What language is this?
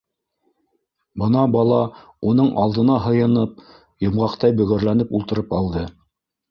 Bashkir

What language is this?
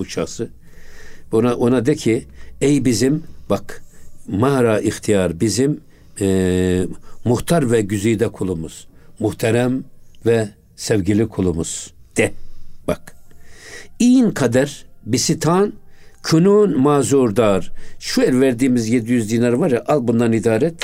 Turkish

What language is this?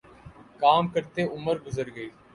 Urdu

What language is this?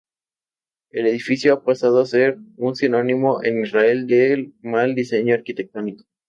Spanish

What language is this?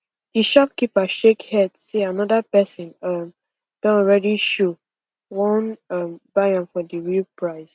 Nigerian Pidgin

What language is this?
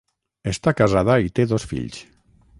Catalan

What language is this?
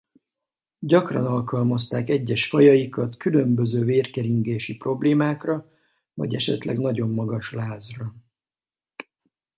Hungarian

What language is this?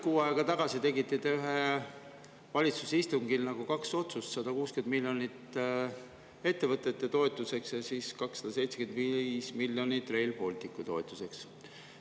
Estonian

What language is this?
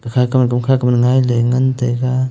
Wancho Naga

